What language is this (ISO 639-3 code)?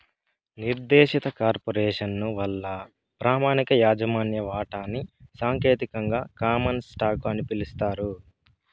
tel